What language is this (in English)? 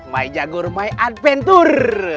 Indonesian